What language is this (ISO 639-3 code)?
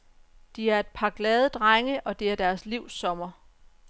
dan